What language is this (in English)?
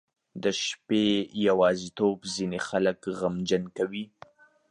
Pashto